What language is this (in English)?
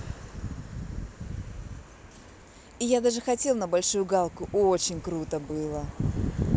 Russian